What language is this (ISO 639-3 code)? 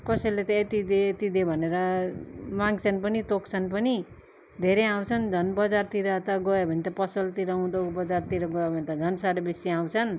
nep